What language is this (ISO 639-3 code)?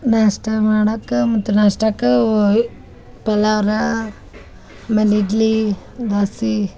kan